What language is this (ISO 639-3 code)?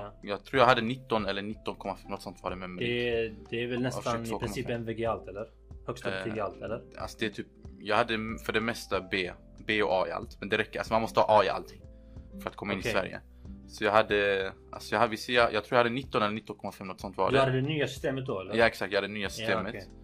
swe